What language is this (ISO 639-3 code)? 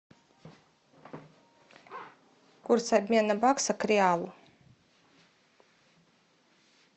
rus